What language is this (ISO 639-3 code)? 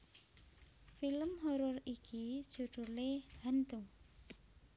jav